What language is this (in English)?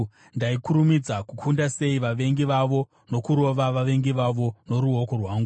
Shona